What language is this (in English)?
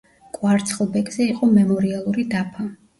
Georgian